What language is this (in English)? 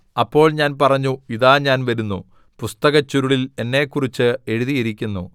Malayalam